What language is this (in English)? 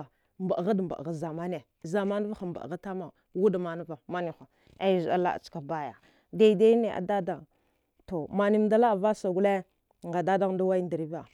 Dghwede